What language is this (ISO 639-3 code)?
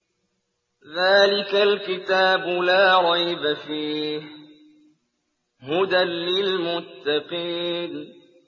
ara